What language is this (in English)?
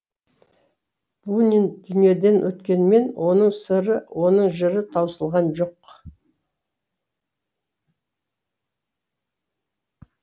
Kazakh